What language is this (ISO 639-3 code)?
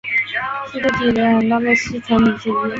zho